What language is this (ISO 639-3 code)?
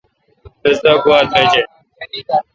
xka